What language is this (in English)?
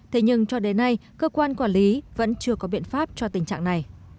Vietnamese